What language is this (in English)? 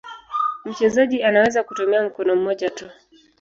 Swahili